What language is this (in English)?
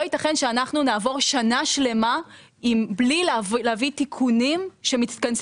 Hebrew